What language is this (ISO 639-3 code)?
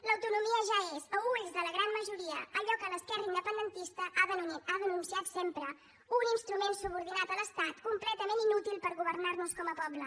cat